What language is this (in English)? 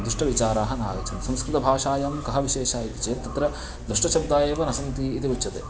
Sanskrit